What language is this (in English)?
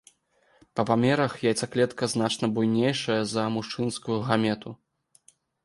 Belarusian